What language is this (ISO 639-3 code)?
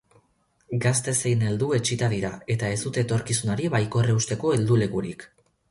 eus